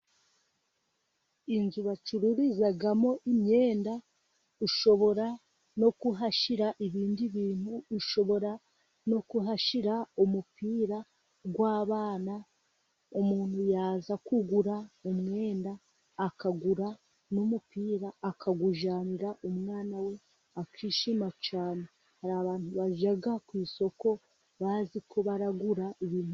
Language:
Kinyarwanda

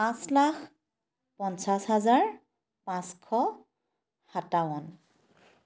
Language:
Assamese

